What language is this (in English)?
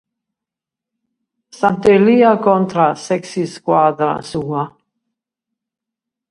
Sardinian